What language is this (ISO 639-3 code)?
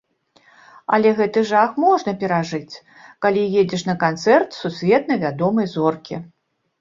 bel